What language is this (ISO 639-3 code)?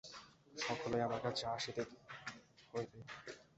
ben